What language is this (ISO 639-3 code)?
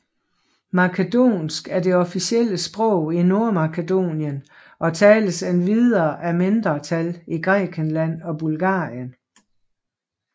dan